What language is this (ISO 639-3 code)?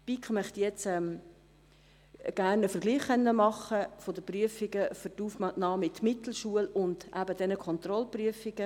gsw